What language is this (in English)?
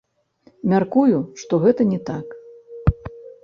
Belarusian